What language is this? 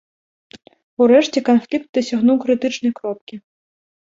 Belarusian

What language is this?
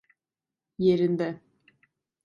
Turkish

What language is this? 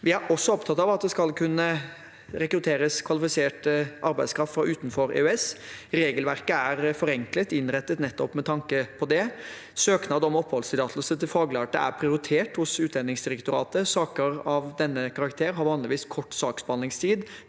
Norwegian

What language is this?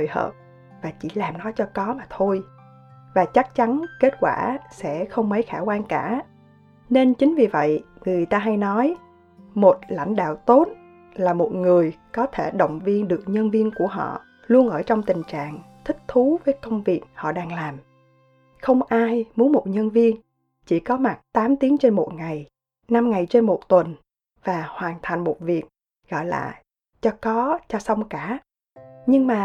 Vietnamese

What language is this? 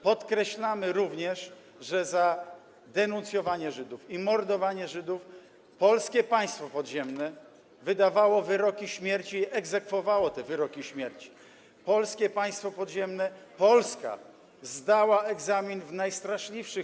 Polish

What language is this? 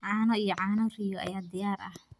Somali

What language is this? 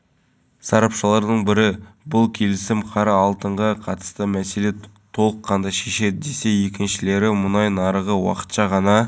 Kazakh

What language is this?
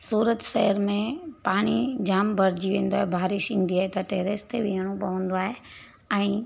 Sindhi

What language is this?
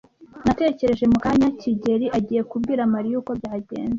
Kinyarwanda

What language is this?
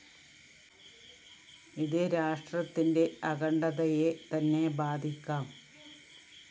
Malayalam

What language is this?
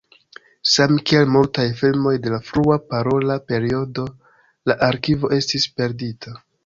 Esperanto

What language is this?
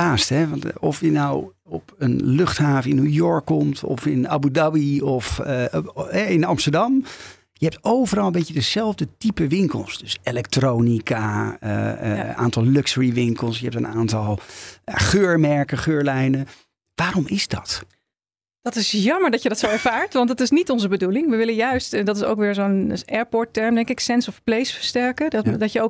Dutch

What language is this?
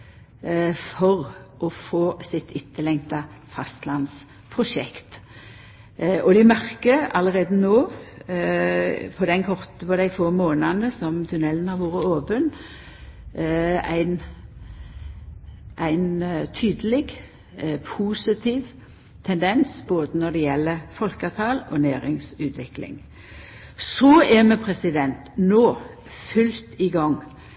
Norwegian Nynorsk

